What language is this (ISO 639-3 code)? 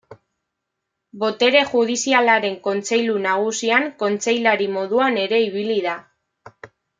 eus